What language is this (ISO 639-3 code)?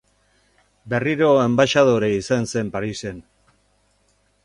eus